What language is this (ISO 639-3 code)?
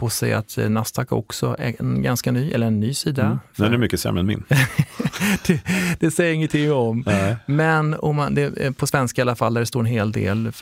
swe